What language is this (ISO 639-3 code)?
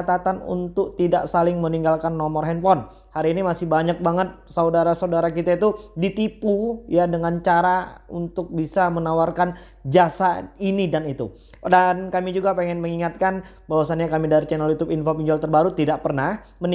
ind